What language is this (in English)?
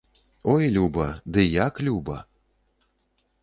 Belarusian